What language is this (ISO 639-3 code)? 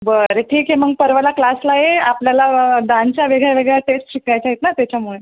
mar